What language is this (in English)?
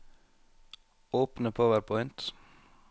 Norwegian